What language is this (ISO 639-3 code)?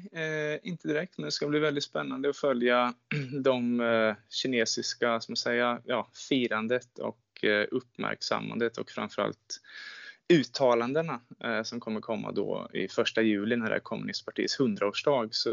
swe